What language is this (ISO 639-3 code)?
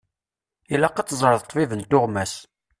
kab